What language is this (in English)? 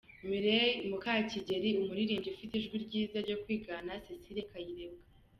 Kinyarwanda